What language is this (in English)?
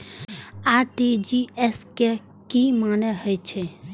Maithili